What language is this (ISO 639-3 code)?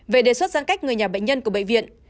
vie